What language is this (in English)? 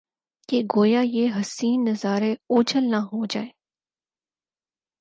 Urdu